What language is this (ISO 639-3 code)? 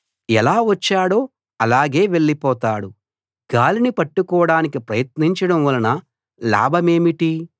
tel